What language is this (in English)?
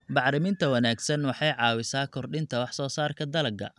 Somali